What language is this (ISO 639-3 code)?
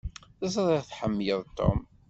kab